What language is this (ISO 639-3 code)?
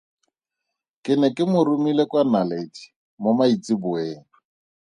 tsn